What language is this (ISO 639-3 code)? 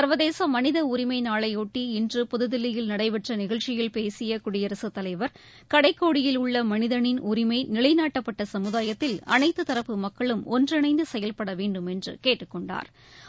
tam